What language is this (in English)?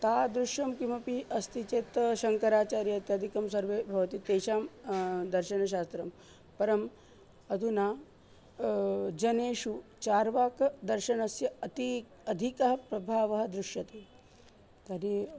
Sanskrit